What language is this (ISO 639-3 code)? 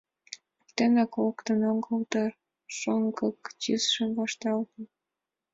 chm